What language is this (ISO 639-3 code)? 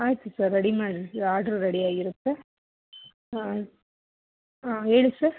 kan